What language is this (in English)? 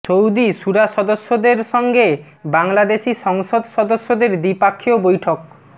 Bangla